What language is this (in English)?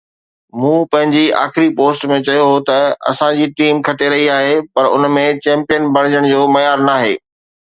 Sindhi